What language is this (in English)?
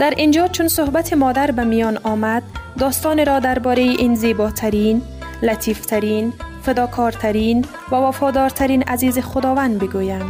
Persian